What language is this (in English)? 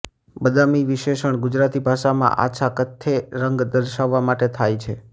Gujarati